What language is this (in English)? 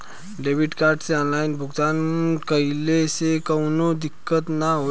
Bhojpuri